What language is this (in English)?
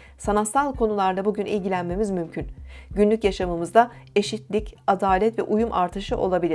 Turkish